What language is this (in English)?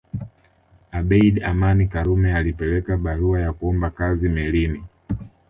Swahili